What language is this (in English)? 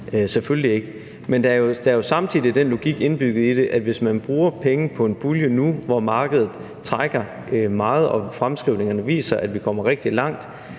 Danish